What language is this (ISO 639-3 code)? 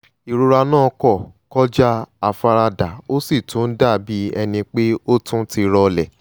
yor